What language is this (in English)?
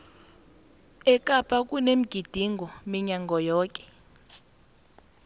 South Ndebele